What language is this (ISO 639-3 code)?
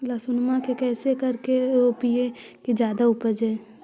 mag